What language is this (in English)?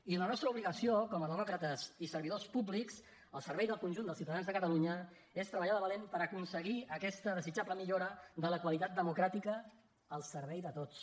Catalan